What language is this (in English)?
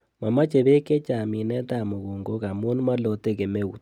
Kalenjin